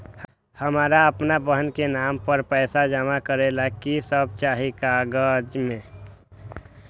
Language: Magahi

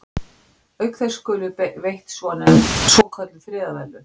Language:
Icelandic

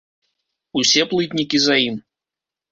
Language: Belarusian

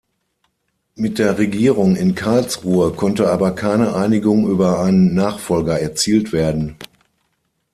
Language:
German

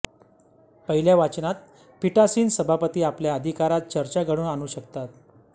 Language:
Marathi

